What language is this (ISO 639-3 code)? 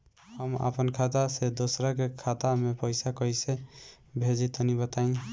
bho